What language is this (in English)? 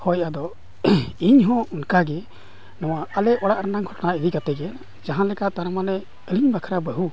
Santali